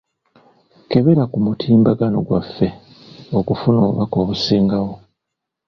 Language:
Ganda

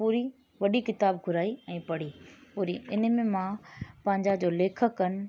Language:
Sindhi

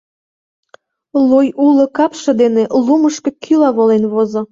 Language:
Mari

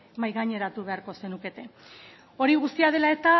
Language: Basque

